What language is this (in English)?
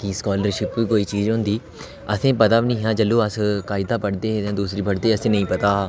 Dogri